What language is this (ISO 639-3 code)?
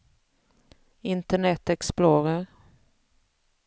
swe